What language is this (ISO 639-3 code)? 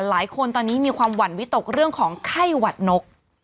tha